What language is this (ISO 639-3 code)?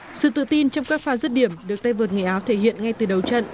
vie